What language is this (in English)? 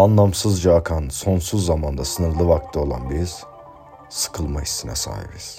Turkish